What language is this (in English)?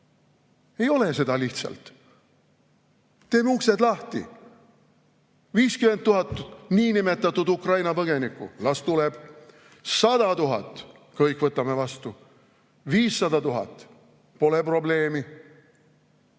Estonian